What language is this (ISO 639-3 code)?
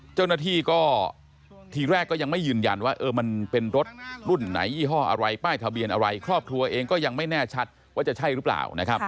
tha